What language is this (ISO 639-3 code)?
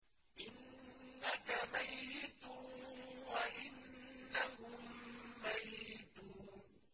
ara